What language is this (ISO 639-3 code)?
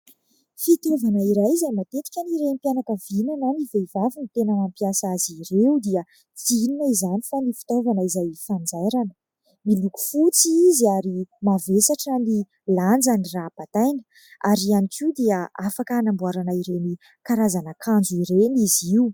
mlg